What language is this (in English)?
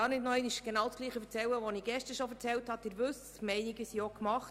Swiss German